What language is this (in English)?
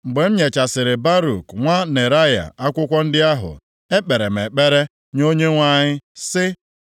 Igbo